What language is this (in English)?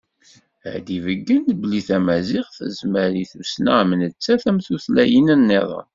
Kabyle